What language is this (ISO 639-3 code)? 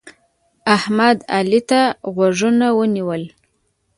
pus